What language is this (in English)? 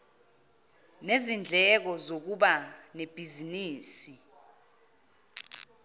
Zulu